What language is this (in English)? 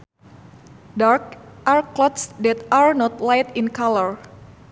Sundanese